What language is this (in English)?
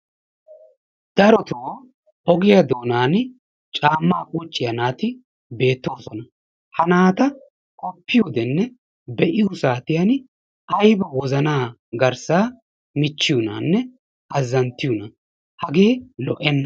Wolaytta